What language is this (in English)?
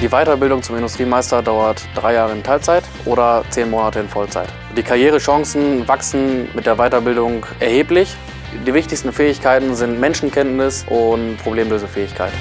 German